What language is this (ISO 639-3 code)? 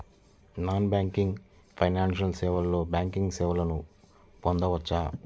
tel